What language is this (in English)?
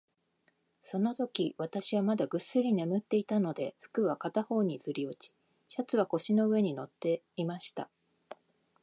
Japanese